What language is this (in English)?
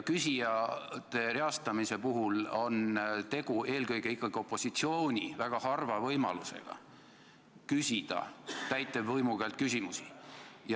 Estonian